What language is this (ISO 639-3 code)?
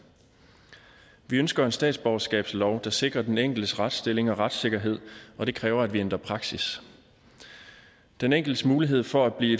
dan